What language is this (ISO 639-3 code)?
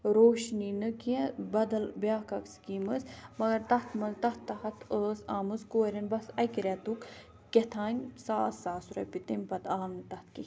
kas